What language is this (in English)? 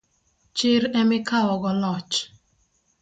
Luo (Kenya and Tanzania)